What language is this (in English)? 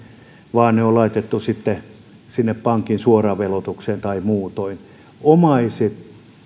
Finnish